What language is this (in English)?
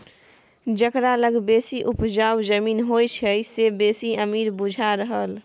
Maithili